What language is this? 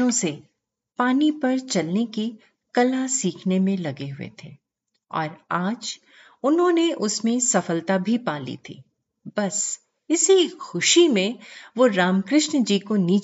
Hindi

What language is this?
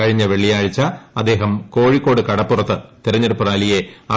Malayalam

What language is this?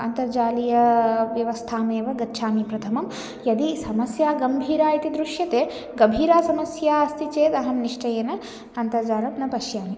Sanskrit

